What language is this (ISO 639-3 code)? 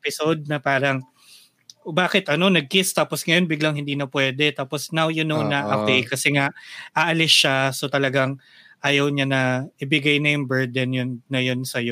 fil